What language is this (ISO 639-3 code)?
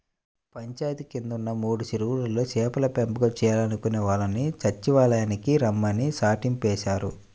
tel